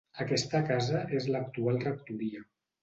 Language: Catalan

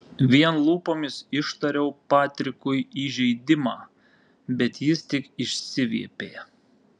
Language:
Lithuanian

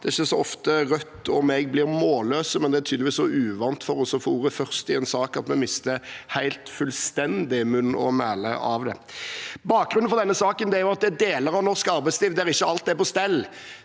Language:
Norwegian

